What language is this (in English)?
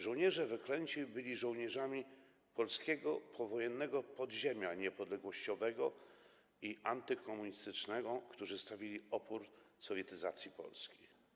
Polish